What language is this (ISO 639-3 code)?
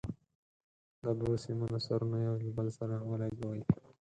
pus